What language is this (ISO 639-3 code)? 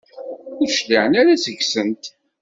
kab